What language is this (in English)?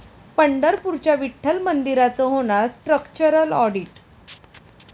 Marathi